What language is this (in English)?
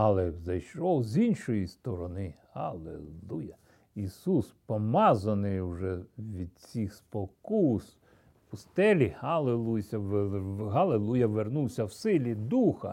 Ukrainian